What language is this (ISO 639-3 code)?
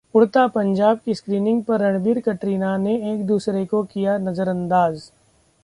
hin